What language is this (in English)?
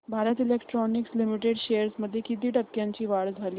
Marathi